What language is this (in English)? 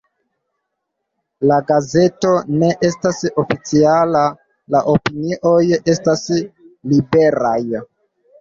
Esperanto